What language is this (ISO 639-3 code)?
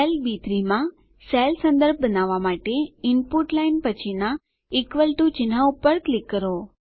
guj